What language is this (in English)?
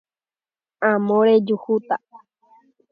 Guarani